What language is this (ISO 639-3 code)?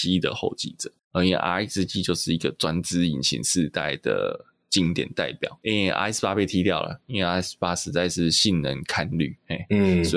zho